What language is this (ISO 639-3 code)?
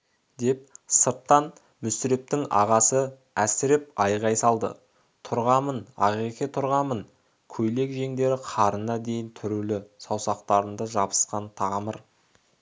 kaz